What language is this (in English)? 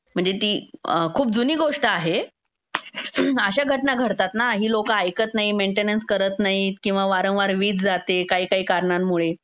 Marathi